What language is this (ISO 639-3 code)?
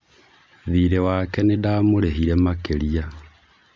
kik